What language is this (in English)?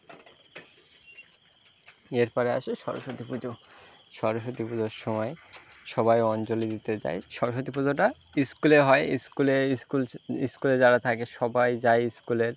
Bangla